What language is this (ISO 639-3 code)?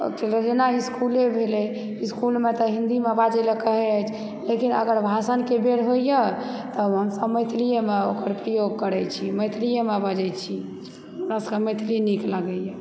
mai